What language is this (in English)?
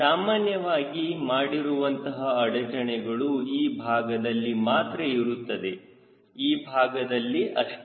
Kannada